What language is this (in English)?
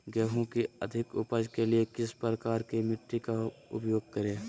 Magahi